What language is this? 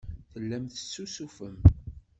Kabyle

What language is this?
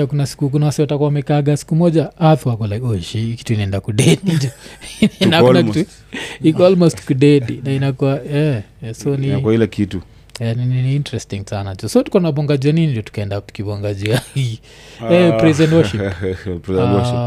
Swahili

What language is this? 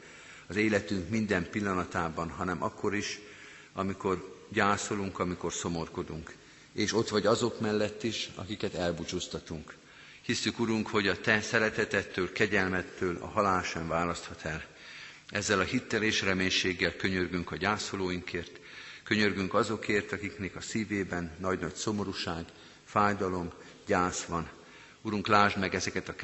Hungarian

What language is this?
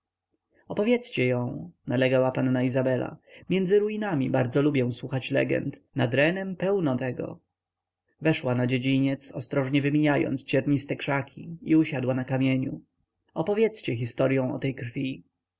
Polish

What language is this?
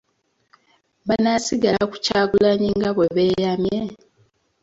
Ganda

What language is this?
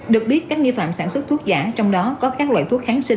Vietnamese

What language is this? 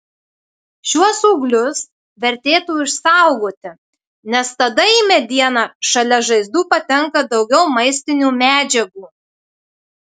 Lithuanian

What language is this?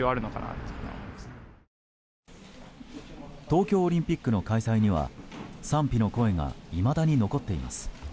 Japanese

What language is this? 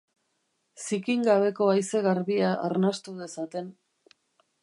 Basque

